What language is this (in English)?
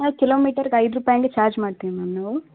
Kannada